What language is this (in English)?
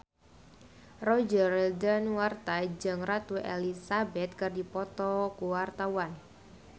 Sundanese